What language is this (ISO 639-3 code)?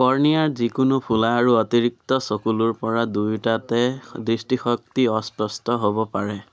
asm